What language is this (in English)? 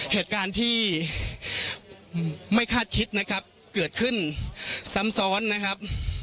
Thai